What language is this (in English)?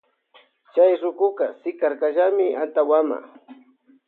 Loja Highland Quichua